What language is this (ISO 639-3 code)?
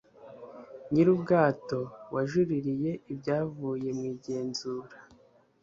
kin